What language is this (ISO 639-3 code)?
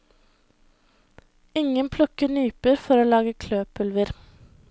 nor